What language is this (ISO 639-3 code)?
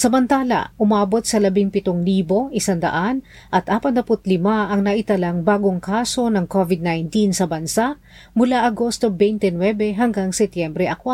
fil